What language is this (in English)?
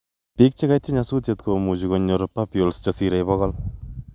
Kalenjin